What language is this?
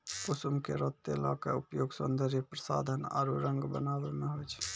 Maithili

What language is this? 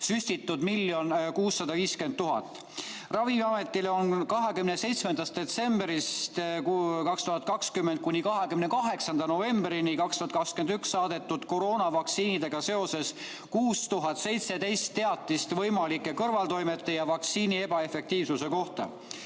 Estonian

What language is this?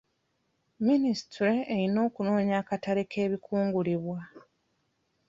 Ganda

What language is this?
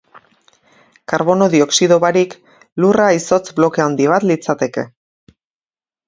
Basque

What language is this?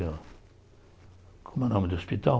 Portuguese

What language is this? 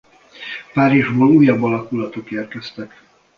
Hungarian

